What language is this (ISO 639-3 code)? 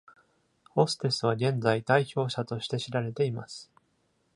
jpn